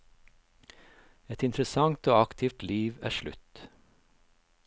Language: Norwegian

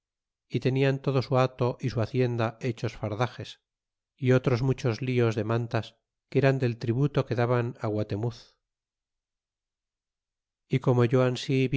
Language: Spanish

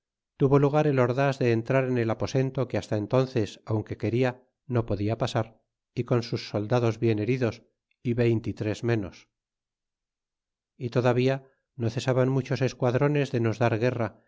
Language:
Spanish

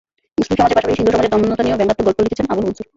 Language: Bangla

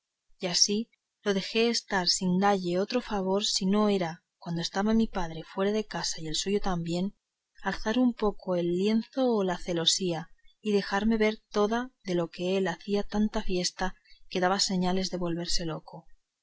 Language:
Spanish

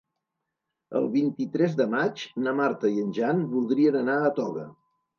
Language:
Catalan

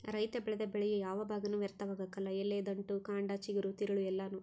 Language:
Kannada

